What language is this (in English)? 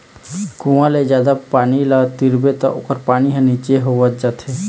Chhattisgarhi